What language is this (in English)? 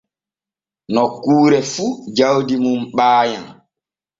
Borgu Fulfulde